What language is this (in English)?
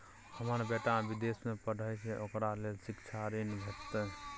Maithili